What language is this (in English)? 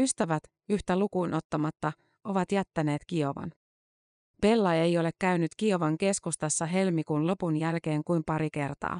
Finnish